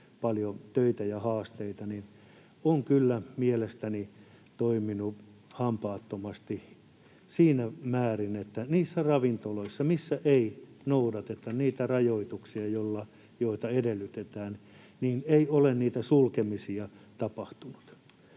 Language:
Finnish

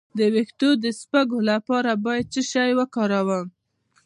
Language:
Pashto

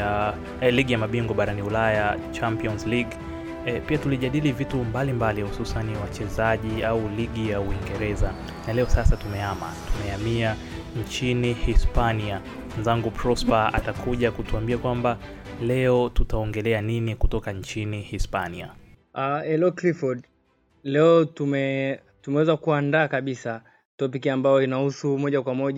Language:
Swahili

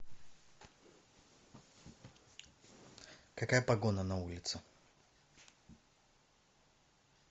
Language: Russian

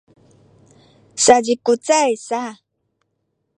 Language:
Sakizaya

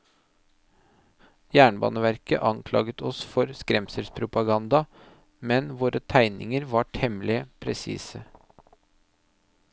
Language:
Norwegian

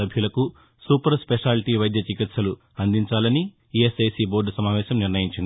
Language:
Telugu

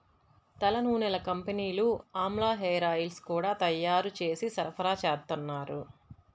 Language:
Telugu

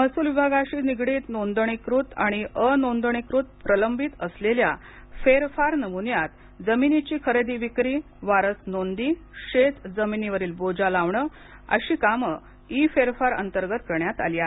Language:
Marathi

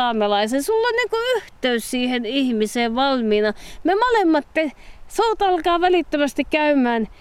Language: Finnish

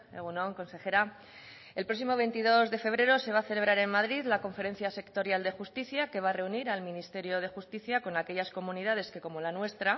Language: Spanish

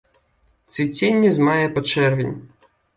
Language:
Belarusian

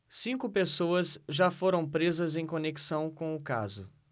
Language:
Portuguese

